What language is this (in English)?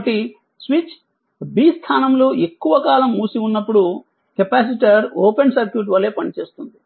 Telugu